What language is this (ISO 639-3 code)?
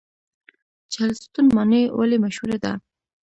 pus